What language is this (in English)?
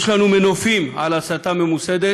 Hebrew